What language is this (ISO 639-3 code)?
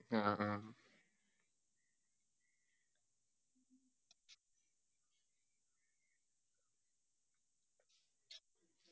mal